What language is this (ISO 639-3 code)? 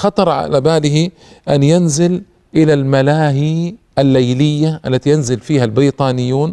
ara